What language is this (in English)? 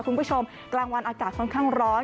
Thai